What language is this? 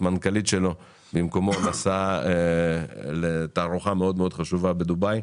Hebrew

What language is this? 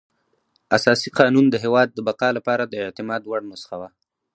Pashto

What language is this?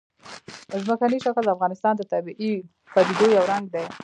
Pashto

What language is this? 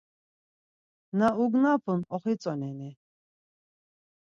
Laz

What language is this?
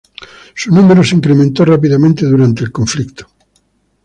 Spanish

